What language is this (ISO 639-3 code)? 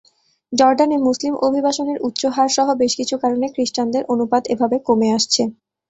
ben